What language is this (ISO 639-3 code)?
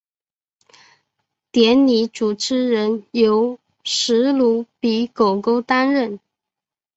zho